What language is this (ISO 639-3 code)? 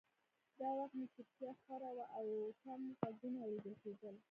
pus